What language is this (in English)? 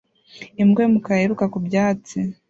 Kinyarwanda